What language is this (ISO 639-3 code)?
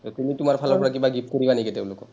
asm